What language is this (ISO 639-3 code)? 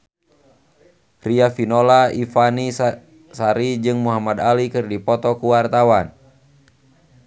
sun